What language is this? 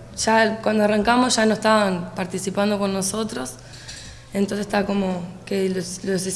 Spanish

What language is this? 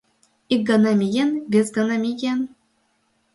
Mari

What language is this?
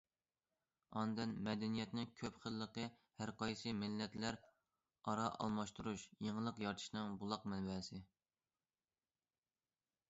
Uyghur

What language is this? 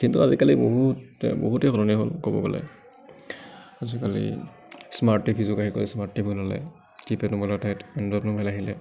Assamese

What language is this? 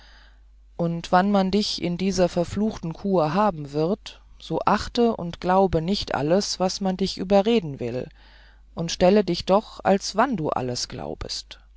German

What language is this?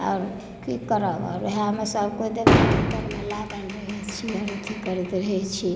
Maithili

